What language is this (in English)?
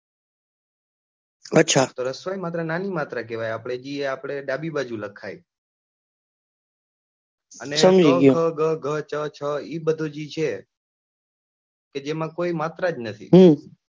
Gujarati